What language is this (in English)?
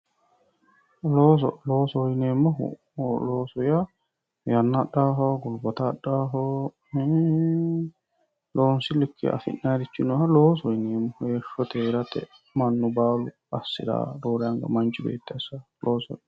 Sidamo